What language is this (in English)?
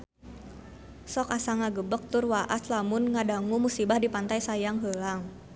Sundanese